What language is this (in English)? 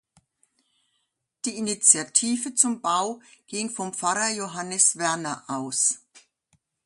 German